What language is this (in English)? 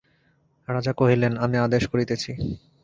Bangla